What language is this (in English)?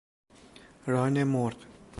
Persian